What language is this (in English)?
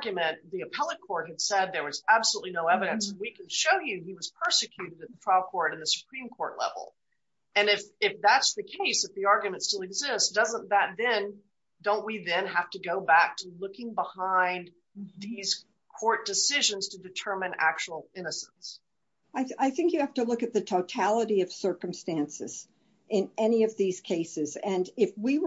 English